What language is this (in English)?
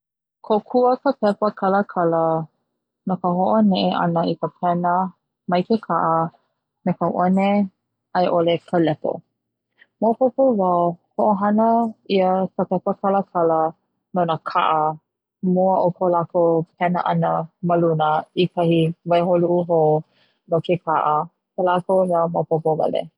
Hawaiian